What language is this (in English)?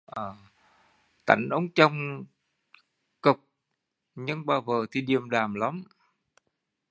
Vietnamese